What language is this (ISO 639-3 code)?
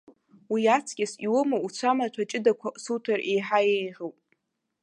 abk